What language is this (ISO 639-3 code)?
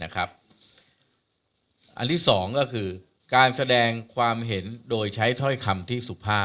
tha